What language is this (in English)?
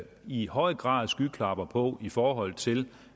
Danish